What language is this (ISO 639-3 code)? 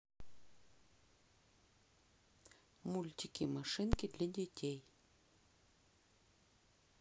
rus